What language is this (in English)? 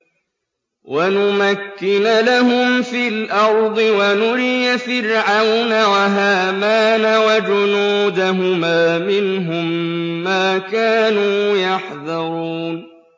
Arabic